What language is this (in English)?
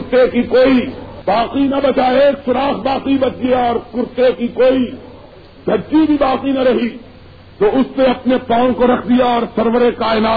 Urdu